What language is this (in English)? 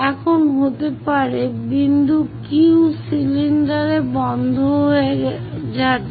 Bangla